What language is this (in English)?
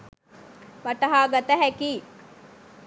Sinhala